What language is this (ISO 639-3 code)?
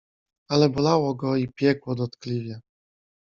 pol